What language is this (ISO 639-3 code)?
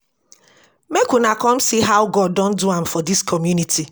pcm